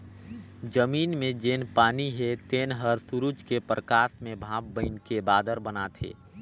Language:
Chhattisgarhi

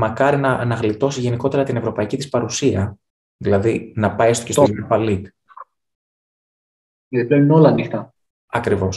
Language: Greek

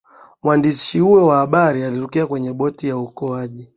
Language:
Swahili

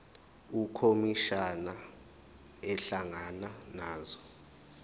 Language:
Zulu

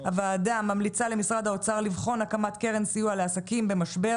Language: Hebrew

